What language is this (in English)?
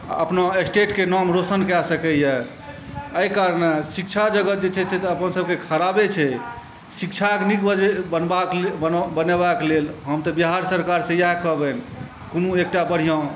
Maithili